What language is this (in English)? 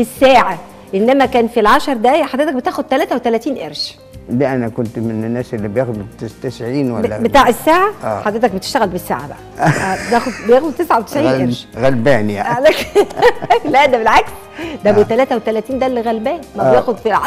Arabic